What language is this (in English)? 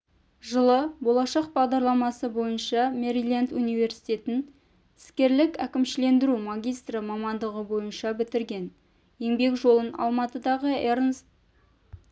Kazakh